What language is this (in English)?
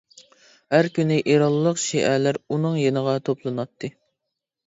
Uyghur